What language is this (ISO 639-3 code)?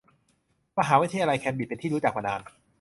tha